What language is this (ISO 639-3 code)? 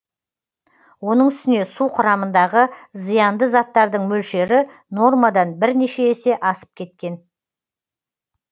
kaz